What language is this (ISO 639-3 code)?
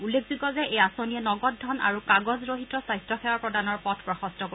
asm